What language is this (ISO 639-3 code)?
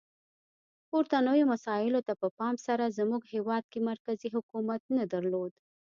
pus